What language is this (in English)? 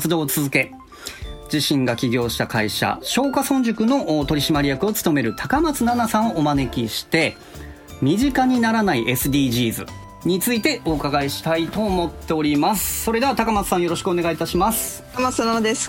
Japanese